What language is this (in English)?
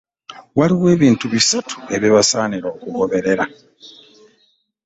Ganda